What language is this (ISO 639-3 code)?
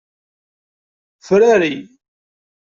kab